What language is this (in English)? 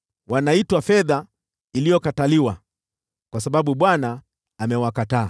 Swahili